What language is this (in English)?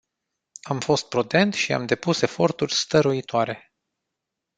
Romanian